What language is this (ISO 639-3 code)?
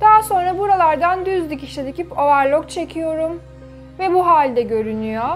tur